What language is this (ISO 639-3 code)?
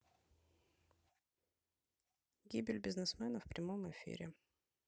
rus